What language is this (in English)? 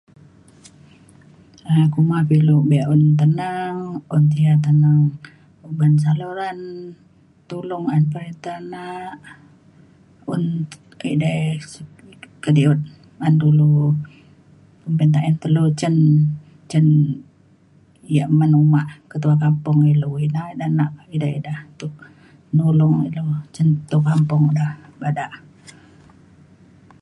Mainstream Kenyah